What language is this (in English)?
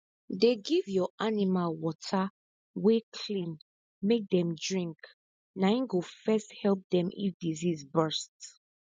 Nigerian Pidgin